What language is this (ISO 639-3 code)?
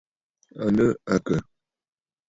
bfd